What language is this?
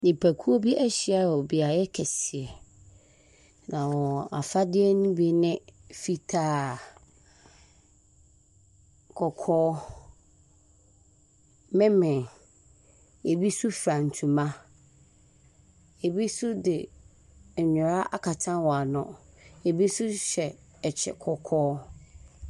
Akan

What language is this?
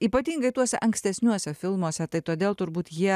Lithuanian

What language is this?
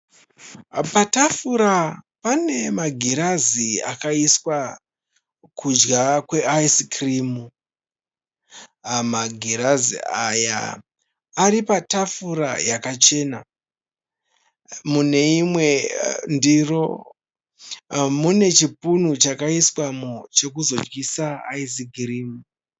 Shona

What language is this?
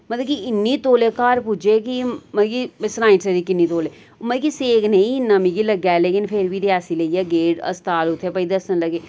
Dogri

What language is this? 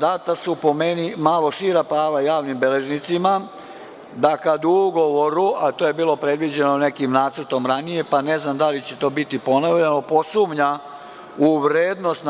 Serbian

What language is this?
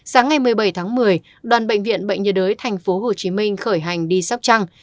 Vietnamese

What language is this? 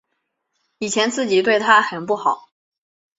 Chinese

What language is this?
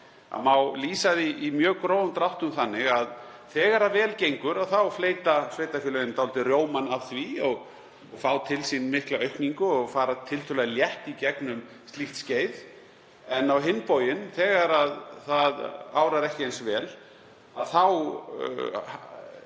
Icelandic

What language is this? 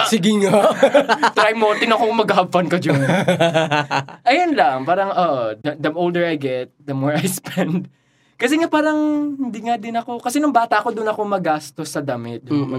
Filipino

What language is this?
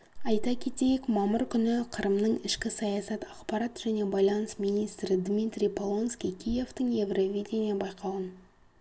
Kazakh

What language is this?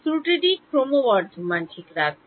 Bangla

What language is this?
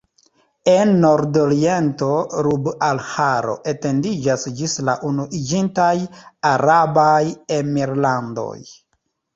Esperanto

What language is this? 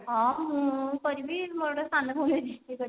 Odia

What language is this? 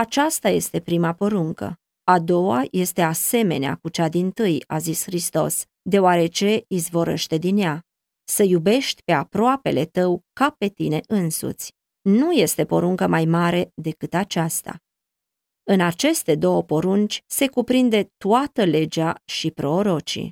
Romanian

